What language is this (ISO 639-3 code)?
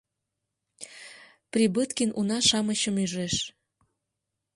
chm